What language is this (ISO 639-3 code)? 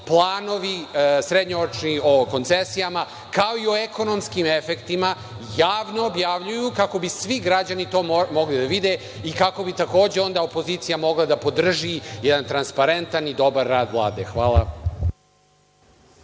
srp